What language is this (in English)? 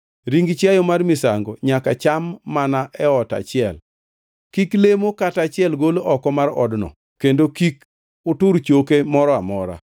Luo (Kenya and Tanzania)